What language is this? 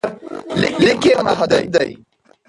Pashto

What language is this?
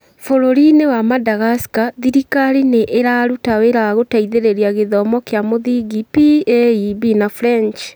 Kikuyu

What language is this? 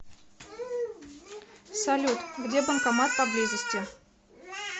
Russian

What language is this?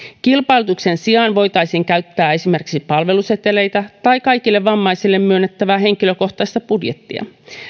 Finnish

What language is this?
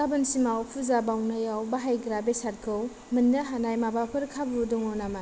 Bodo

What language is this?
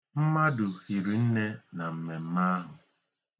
Igbo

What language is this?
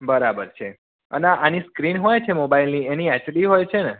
Gujarati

